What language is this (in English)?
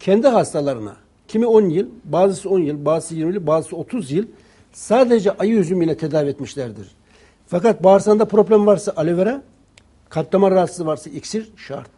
Turkish